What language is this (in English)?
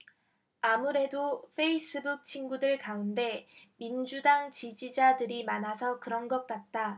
Korean